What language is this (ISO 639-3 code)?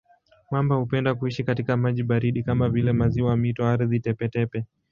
swa